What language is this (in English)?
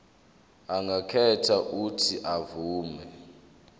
Zulu